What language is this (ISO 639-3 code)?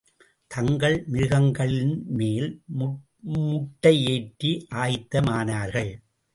tam